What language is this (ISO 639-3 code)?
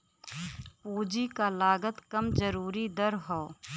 bho